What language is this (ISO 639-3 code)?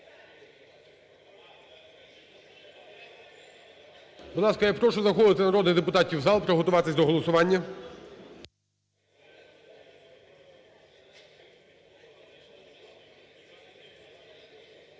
ukr